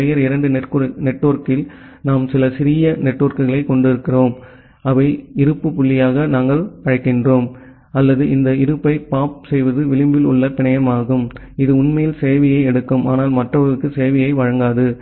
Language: Tamil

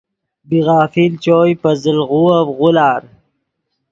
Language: Yidgha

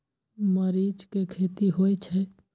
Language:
Maithili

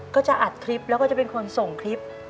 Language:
Thai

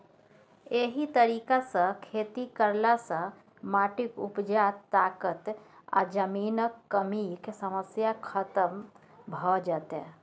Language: Maithili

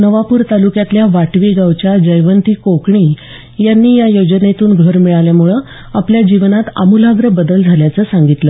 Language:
Marathi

